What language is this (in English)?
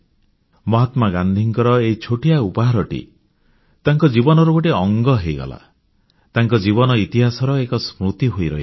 Odia